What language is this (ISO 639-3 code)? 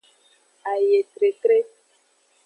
ajg